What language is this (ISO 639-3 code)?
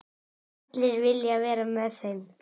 isl